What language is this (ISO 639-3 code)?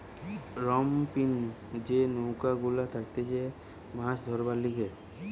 ben